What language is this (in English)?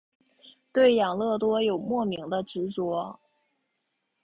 Chinese